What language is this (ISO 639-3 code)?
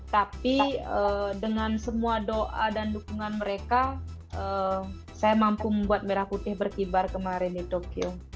ind